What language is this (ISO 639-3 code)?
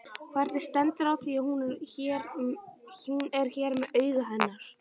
isl